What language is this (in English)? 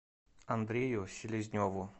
Russian